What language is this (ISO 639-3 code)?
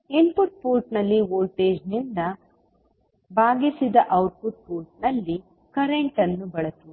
kan